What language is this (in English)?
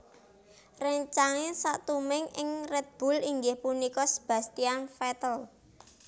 Javanese